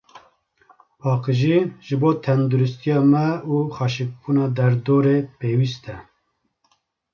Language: Kurdish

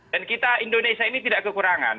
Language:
Indonesian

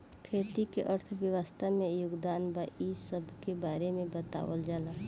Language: Bhojpuri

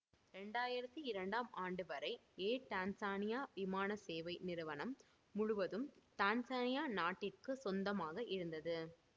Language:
Tamil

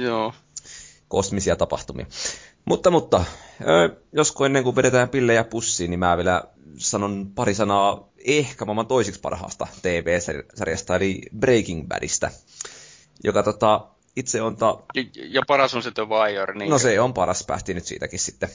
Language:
Finnish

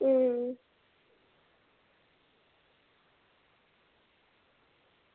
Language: Dogri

